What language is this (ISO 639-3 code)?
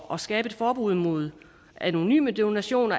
dan